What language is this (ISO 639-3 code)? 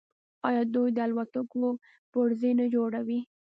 pus